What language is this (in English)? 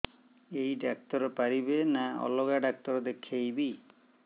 Odia